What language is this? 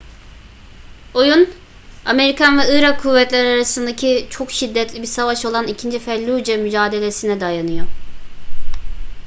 Turkish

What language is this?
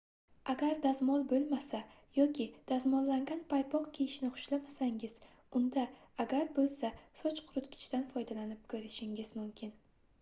Uzbek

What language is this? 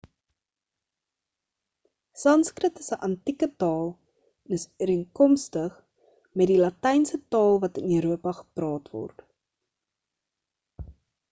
Afrikaans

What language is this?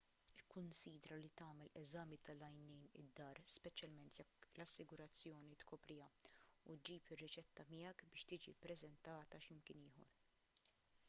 Maltese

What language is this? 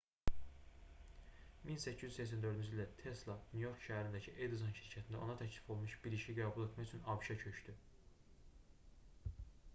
Azerbaijani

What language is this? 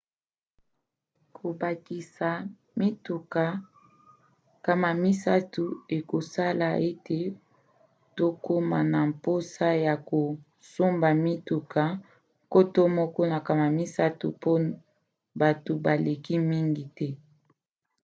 Lingala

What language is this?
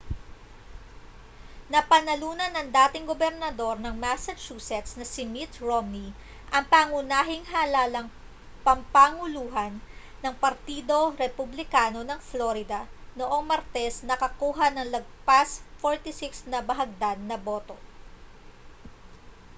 Filipino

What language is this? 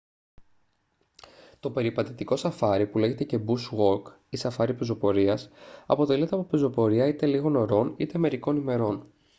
Greek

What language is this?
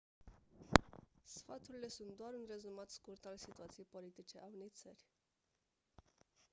Romanian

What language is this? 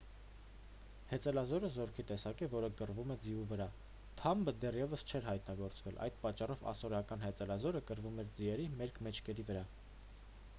Armenian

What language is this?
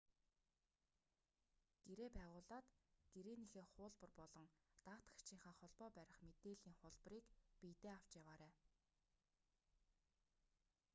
Mongolian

